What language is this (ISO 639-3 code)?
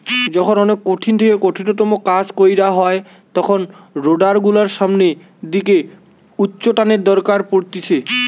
ben